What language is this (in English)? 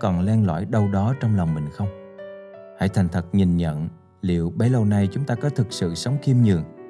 Vietnamese